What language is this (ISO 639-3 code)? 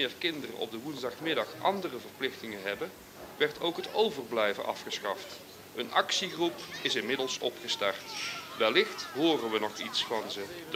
nld